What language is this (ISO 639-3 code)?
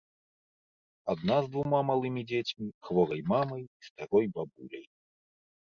bel